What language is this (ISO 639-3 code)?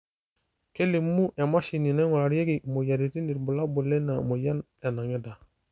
mas